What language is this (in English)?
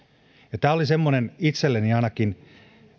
Finnish